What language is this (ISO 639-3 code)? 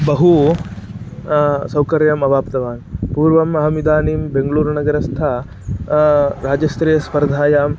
san